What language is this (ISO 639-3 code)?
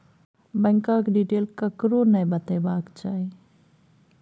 mai